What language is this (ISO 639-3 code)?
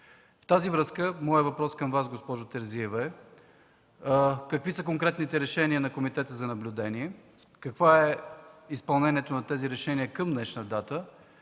bul